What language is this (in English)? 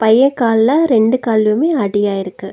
Tamil